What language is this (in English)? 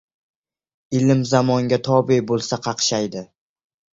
Uzbek